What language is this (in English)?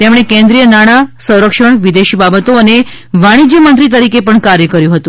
Gujarati